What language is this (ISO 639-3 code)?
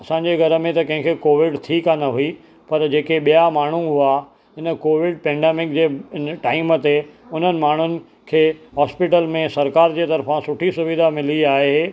snd